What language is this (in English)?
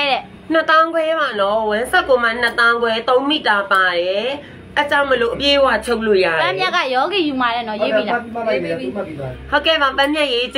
Thai